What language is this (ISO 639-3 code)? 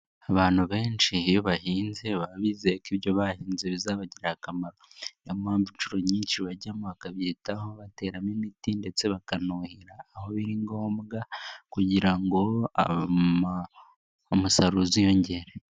kin